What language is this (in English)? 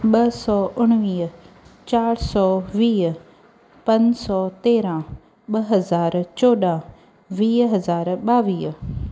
Sindhi